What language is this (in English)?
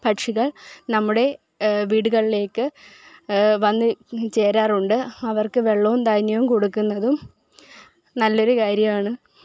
Malayalam